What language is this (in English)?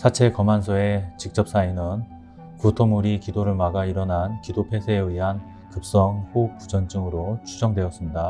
Korean